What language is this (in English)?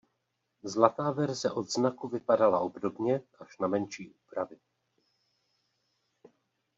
Czech